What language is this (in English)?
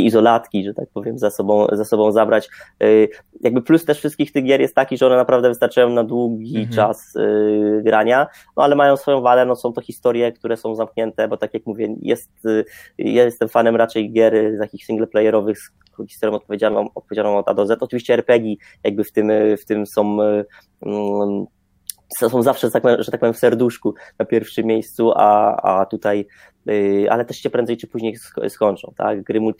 Polish